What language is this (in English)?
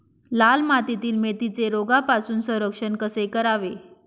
Marathi